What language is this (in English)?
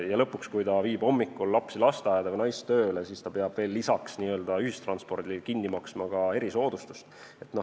Estonian